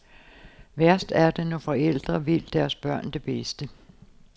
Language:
Danish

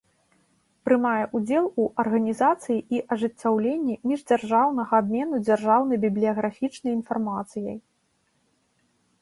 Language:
Belarusian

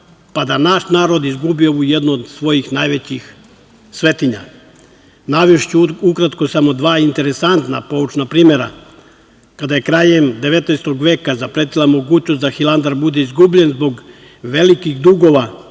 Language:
Serbian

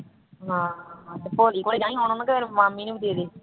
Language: Punjabi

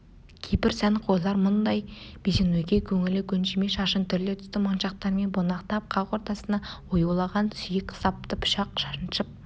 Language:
Kazakh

